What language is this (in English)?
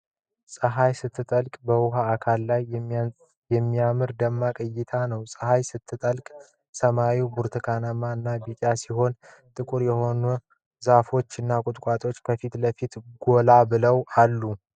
Amharic